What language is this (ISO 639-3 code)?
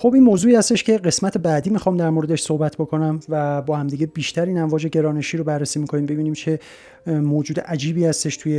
fas